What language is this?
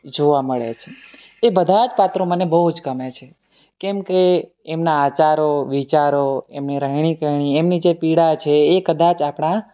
Gujarati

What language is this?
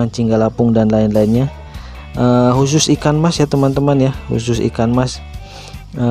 Indonesian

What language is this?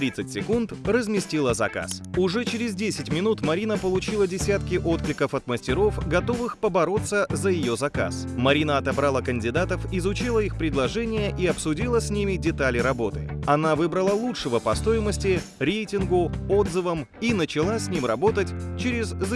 Russian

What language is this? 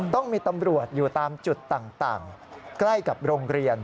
Thai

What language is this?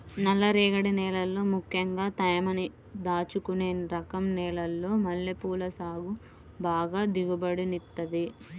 Telugu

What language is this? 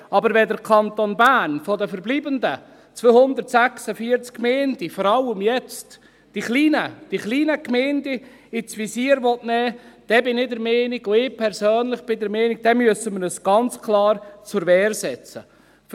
Swiss German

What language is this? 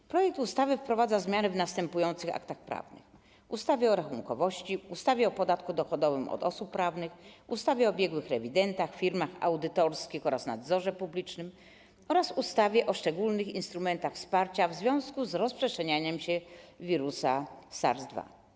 Polish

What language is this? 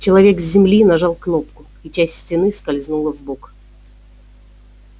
Russian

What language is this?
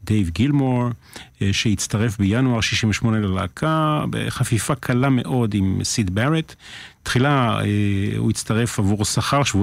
Hebrew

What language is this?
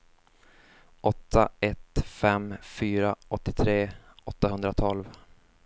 Swedish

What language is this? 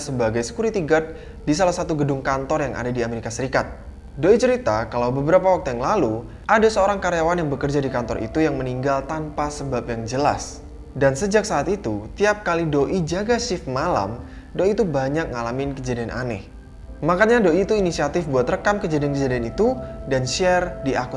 Indonesian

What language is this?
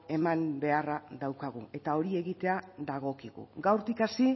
Basque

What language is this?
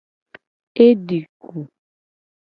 Gen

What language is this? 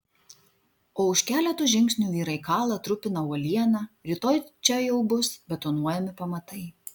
Lithuanian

